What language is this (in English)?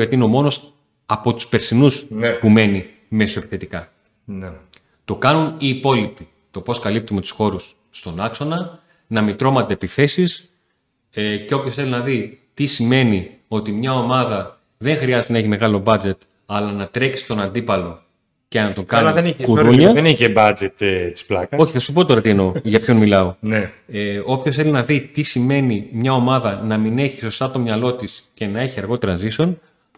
Greek